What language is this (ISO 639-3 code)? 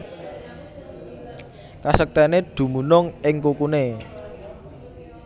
jav